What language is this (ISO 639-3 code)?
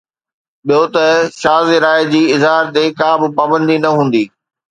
snd